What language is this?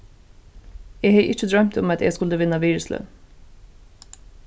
Faroese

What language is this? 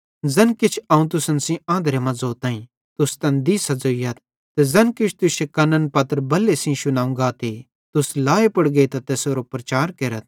Bhadrawahi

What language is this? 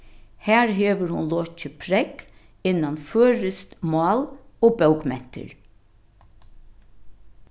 Faroese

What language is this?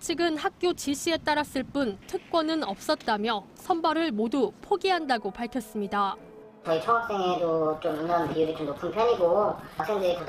Korean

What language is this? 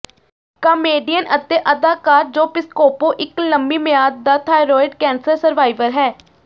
Punjabi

